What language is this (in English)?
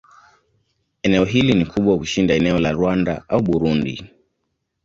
Swahili